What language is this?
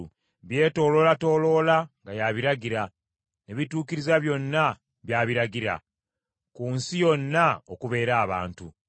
Ganda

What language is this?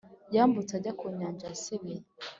Kinyarwanda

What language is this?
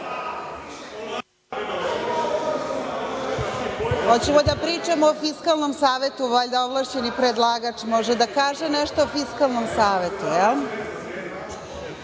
Serbian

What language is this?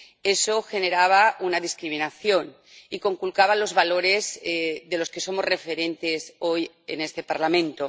Spanish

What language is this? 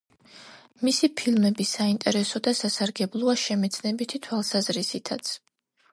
Georgian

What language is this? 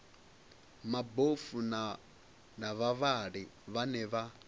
Venda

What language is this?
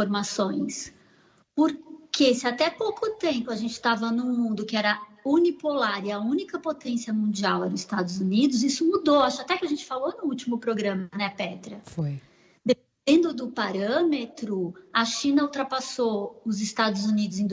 Portuguese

